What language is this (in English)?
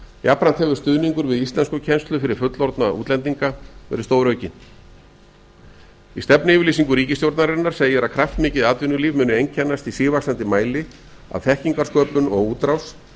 Icelandic